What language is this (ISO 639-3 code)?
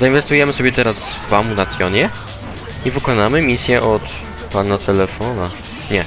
pol